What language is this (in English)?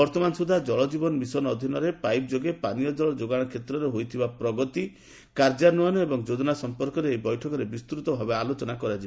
Odia